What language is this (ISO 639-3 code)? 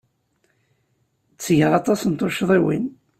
kab